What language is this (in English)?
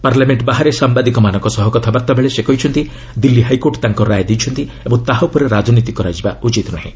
Odia